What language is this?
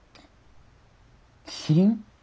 Japanese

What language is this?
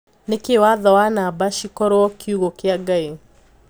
Kikuyu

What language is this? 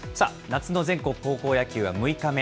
Japanese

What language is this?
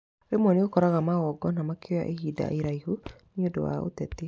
Kikuyu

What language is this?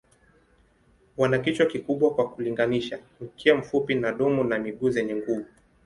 Swahili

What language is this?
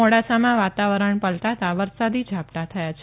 Gujarati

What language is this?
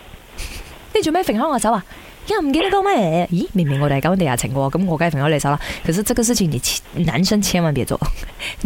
Chinese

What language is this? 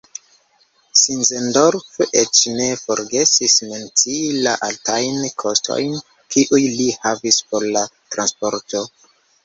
Esperanto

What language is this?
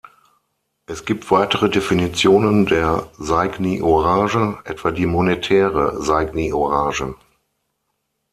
German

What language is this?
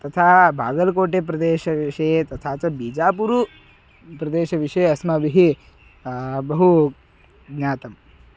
Sanskrit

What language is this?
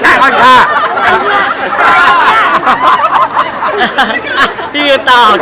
Thai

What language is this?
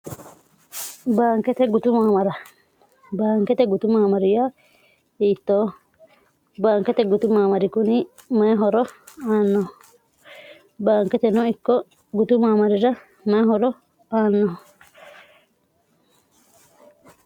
Sidamo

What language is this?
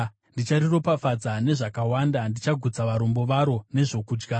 Shona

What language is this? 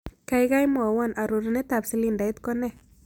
Kalenjin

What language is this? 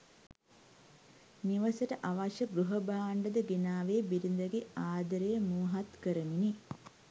Sinhala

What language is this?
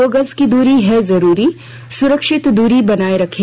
Hindi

